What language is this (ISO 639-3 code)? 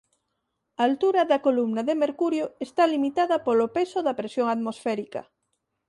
glg